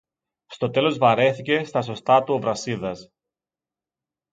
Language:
Greek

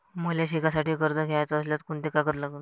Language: Marathi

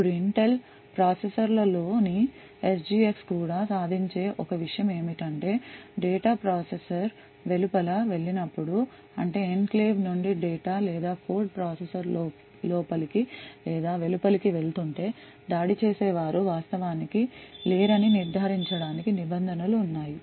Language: Telugu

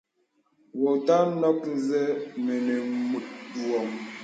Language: Bebele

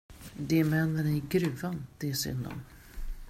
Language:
Swedish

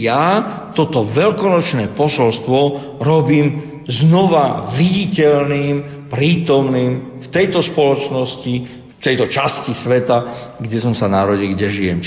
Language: Slovak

